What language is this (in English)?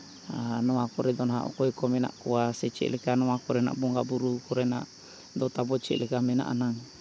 Santali